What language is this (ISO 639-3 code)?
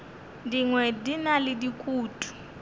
nso